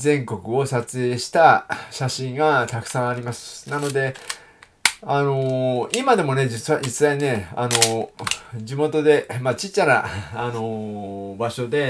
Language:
Japanese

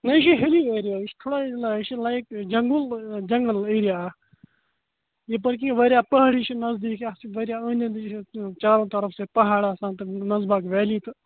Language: Kashmiri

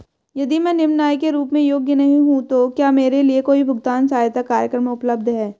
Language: Hindi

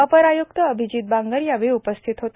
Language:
Marathi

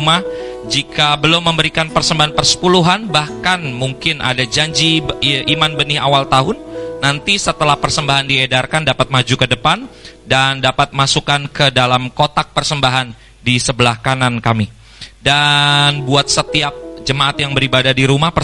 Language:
Indonesian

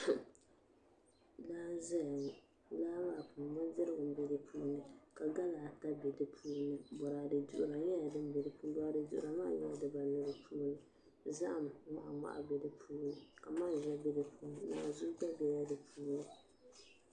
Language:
Dagbani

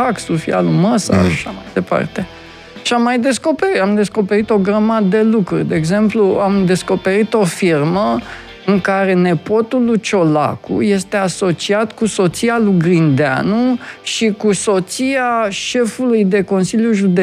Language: Romanian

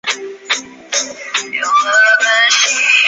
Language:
Chinese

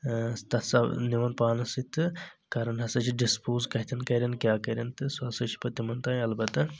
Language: Kashmiri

